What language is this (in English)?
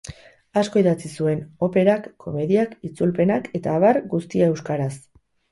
Basque